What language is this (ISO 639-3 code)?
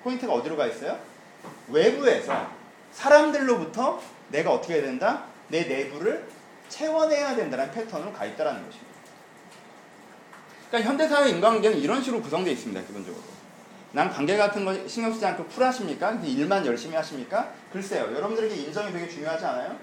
kor